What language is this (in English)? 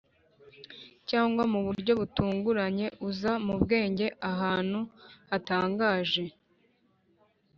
Kinyarwanda